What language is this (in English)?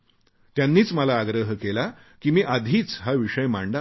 Marathi